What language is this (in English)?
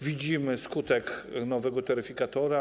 Polish